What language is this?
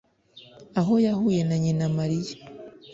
Kinyarwanda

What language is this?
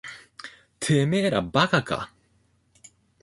Japanese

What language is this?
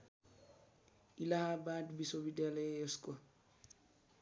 Nepali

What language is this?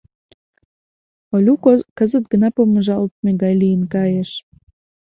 Mari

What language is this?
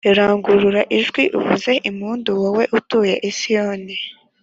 Kinyarwanda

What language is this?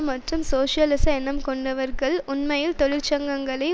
Tamil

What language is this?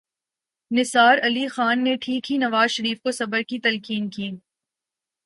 Urdu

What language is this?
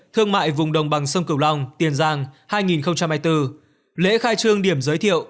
Vietnamese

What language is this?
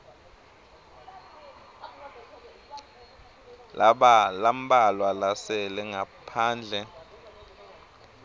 Swati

